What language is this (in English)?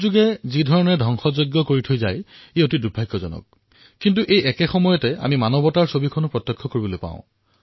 Assamese